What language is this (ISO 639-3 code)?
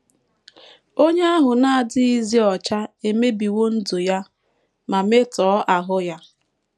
ibo